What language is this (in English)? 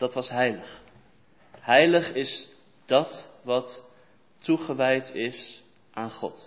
Dutch